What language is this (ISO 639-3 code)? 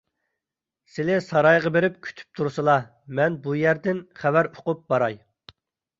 uig